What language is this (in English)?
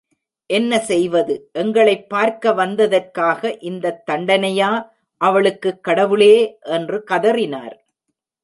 Tamil